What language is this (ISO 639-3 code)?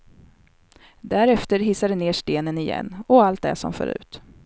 swe